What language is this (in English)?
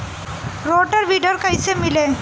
Bhojpuri